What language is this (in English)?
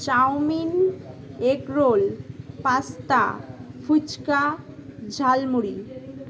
Bangla